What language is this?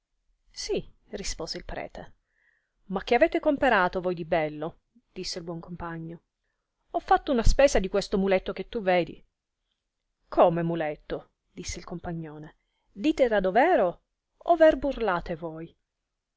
Italian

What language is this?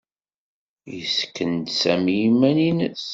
Kabyle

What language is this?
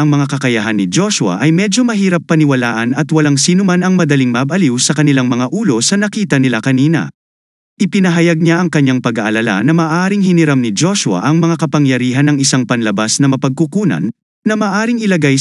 Filipino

